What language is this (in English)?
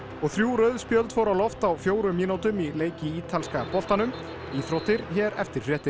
Icelandic